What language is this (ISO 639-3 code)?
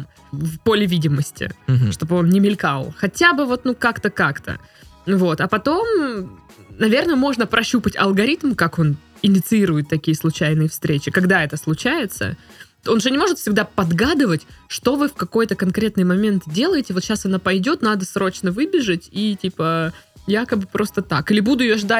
rus